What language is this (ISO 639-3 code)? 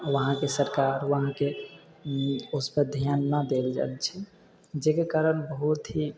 mai